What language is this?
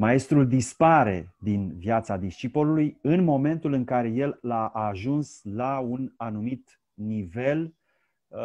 Romanian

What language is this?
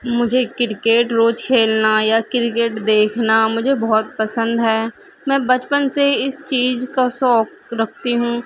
Urdu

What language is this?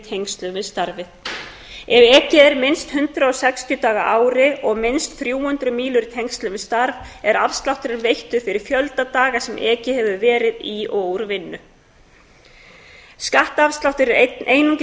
Icelandic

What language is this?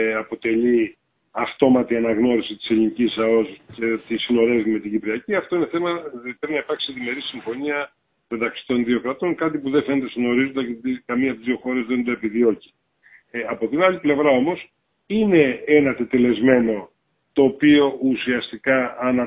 Greek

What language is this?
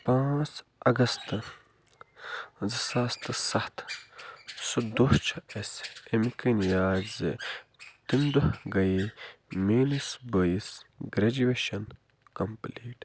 Kashmiri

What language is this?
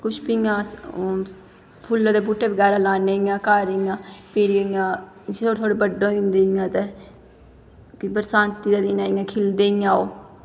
Dogri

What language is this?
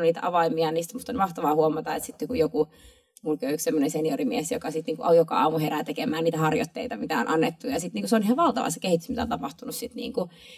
Finnish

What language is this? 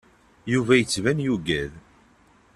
Kabyle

